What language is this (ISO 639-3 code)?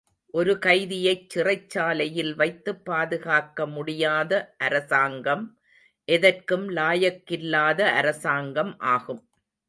tam